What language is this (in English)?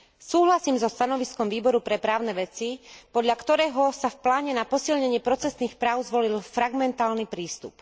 Slovak